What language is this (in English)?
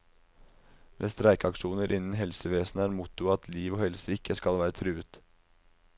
Norwegian